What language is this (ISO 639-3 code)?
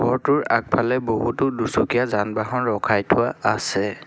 asm